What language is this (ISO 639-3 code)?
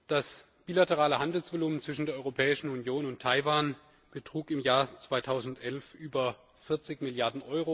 deu